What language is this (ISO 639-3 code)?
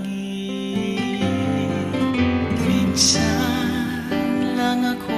fil